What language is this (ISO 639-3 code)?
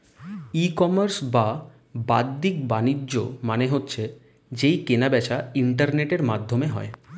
ben